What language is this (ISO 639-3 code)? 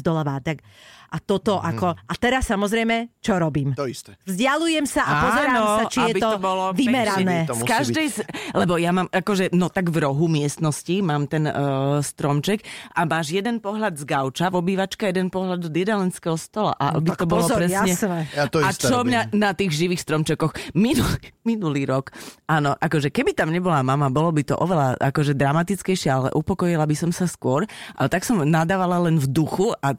slk